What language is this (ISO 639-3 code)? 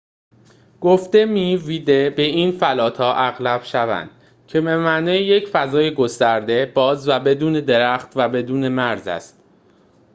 fas